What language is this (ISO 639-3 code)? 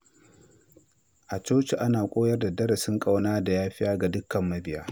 hau